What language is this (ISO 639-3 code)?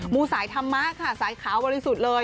tha